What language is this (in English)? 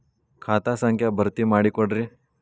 Kannada